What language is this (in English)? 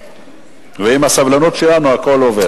Hebrew